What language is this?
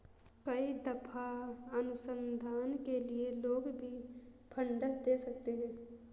Hindi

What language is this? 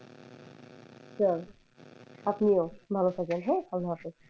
Bangla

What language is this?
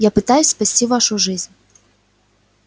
Russian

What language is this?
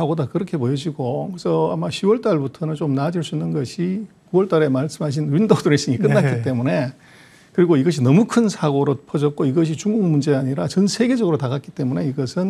Korean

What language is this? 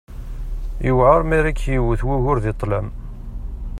Kabyle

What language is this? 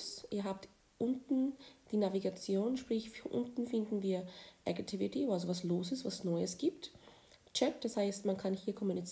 German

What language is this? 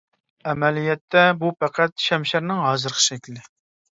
Uyghur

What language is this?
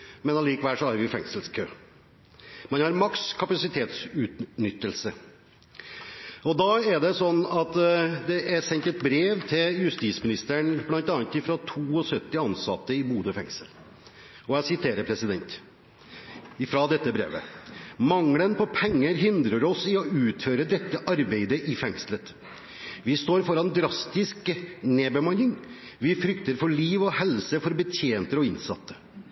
Norwegian Bokmål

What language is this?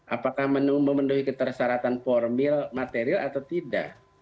Indonesian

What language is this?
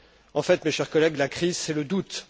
French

